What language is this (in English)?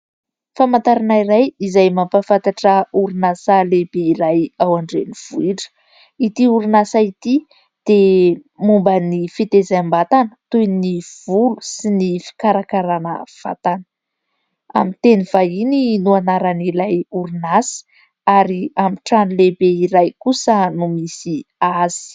Malagasy